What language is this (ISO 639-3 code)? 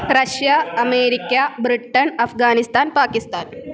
san